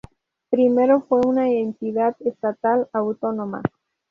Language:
Spanish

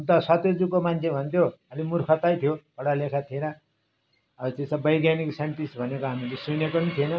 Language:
Nepali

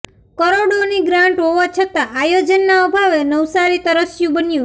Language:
Gujarati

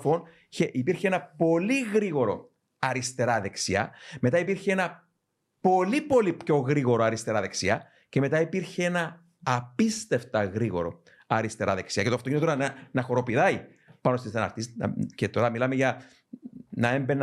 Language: Greek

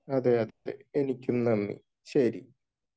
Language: Malayalam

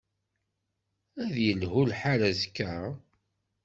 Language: Kabyle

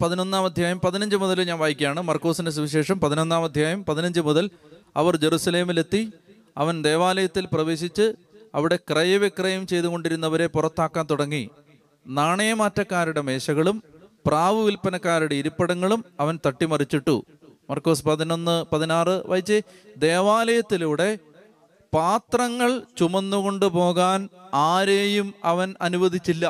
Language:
Malayalam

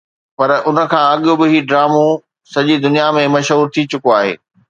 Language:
Sindhi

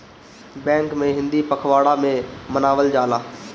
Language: Bhojpuri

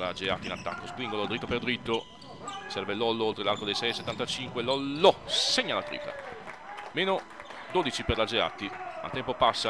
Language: Italian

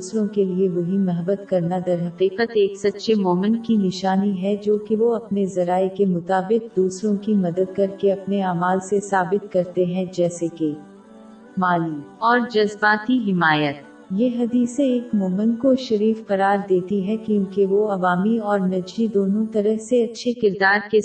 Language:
Urdu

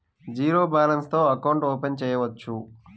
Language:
Telugu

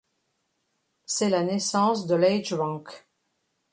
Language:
French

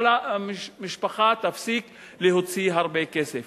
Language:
Hebrew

